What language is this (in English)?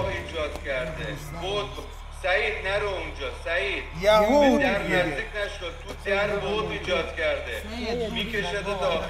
Persian